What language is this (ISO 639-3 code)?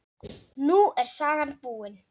isl